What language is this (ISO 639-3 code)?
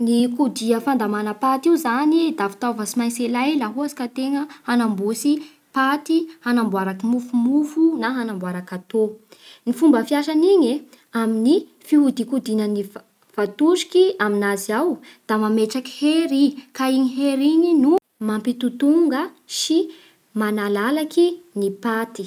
bhr